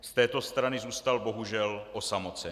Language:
Czech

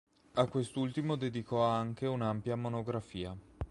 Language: Italian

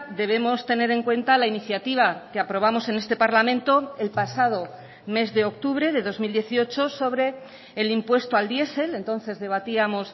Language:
Spanish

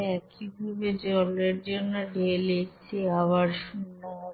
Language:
Bangla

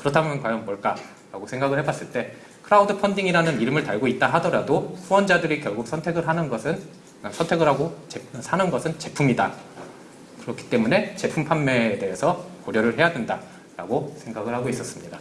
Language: Korean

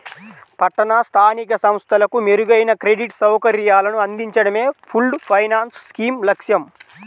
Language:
Telugu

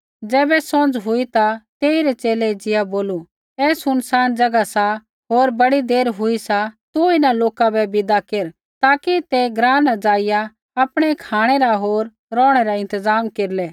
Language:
Kullu Pahari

